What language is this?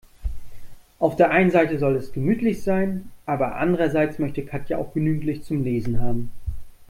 German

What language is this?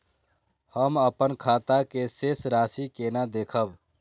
Maithili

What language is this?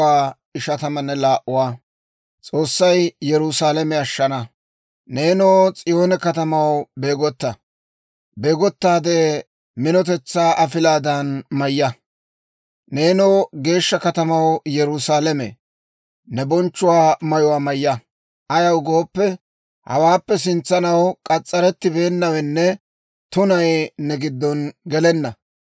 Dawro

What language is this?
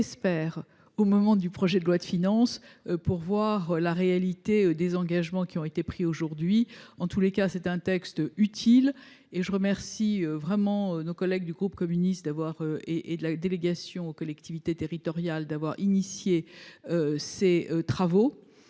French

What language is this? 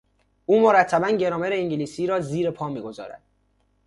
Persian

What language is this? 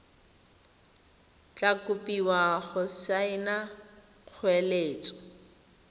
Tswana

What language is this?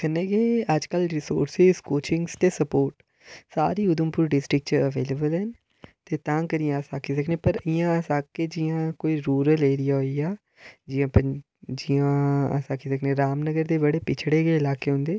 Dogri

